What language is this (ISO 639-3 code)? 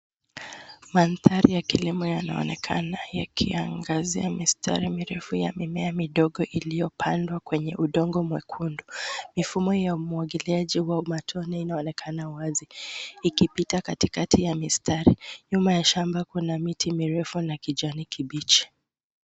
swa